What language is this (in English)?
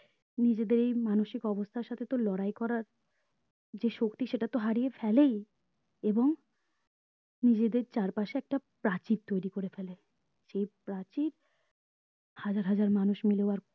Bangla